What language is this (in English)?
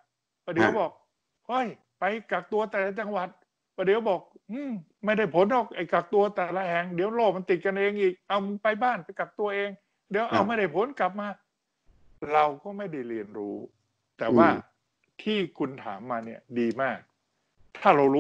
Thai